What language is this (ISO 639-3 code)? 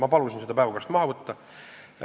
est